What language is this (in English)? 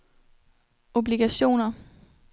Danish